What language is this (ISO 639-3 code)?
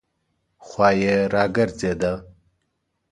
pus